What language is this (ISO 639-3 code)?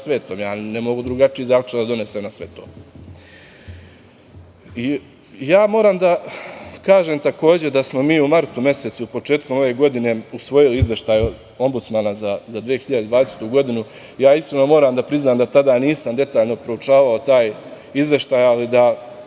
srp